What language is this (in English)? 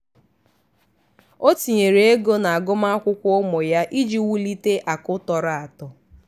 Igbo